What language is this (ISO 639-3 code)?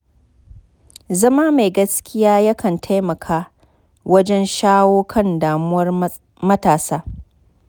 hau